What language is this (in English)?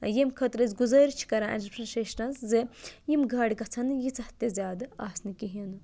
Kashmiri